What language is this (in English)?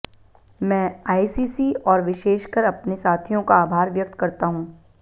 Hindi